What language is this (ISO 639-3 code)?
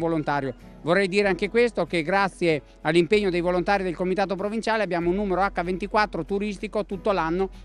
ita